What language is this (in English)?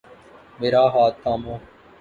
Urdu